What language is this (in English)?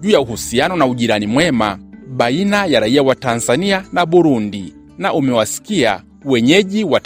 Swahili